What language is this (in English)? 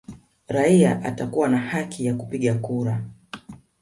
Swahili